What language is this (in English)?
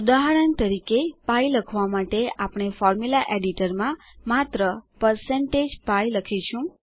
Gujarati